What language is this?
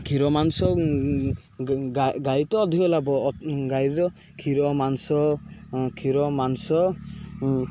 Odia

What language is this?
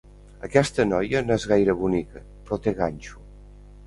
Catalan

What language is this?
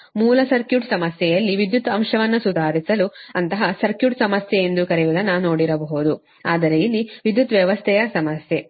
Kannada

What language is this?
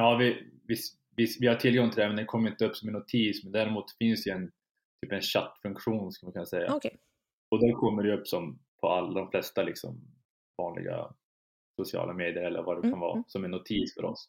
Swedish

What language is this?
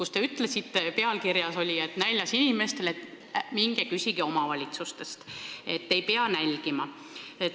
Estonian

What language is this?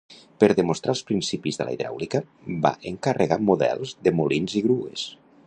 Catalan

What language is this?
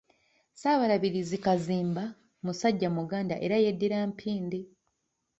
Ganda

